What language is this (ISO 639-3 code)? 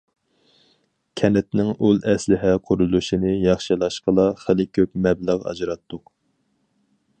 uig